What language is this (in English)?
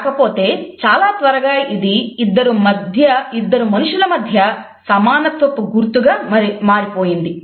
Telugu